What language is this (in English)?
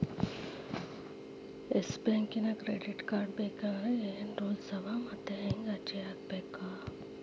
Kannada